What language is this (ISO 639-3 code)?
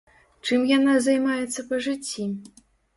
bel